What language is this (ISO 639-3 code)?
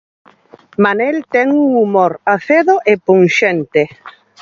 glg